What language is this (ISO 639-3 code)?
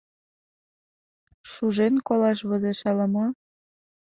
chm